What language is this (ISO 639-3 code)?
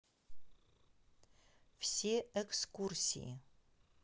rus